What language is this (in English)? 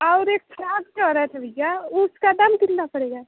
Hindi